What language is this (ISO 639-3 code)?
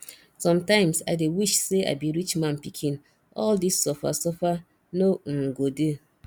pcm